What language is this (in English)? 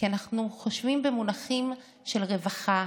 Hebrew